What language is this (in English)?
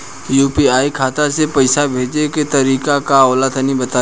Bhojpuri